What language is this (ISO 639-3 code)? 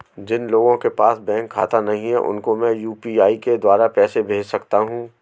hin